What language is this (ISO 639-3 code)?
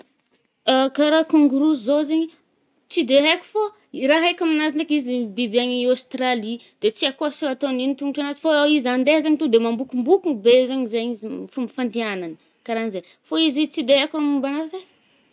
bmm